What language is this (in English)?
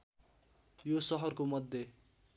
Nepali